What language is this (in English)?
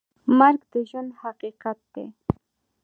Pashto